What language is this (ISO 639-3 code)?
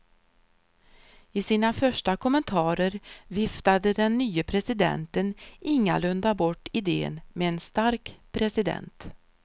swe